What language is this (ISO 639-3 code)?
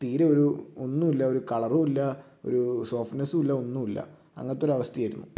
mal